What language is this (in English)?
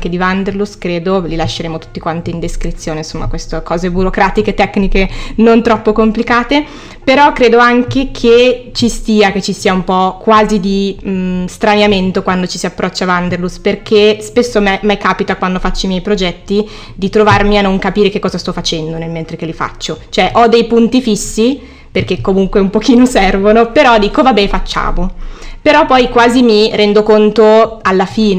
Italian